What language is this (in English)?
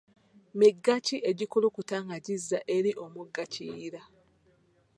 Ganda